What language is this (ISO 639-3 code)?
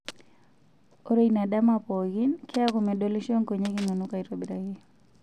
mas